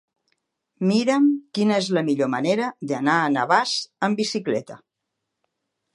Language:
Catalan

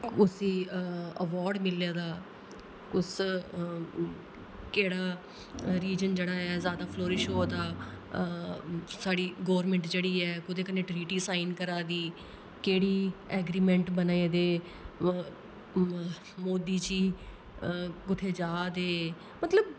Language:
Dogri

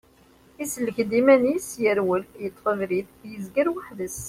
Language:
Kabyle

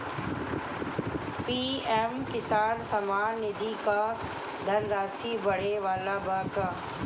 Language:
Bhojpuri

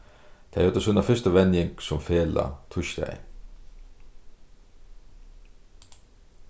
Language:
Faroese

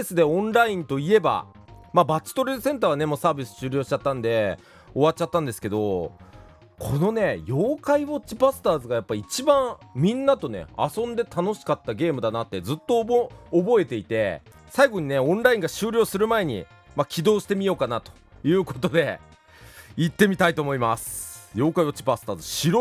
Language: Japanese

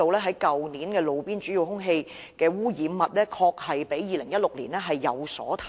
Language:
Cantonese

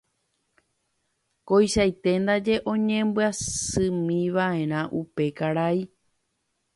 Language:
Guarani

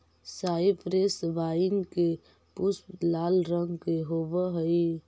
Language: Magahi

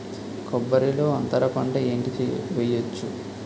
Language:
Telugu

